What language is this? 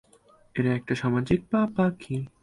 Bangla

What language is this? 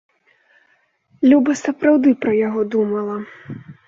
Belarusian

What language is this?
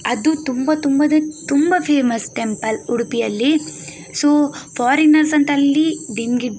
Kannada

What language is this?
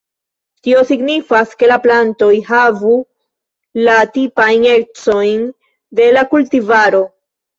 Esperanto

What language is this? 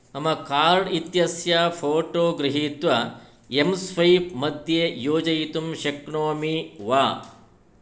Sanskrit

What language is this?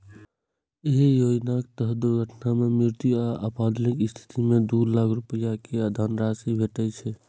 Maithili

